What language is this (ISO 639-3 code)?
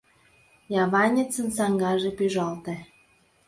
chm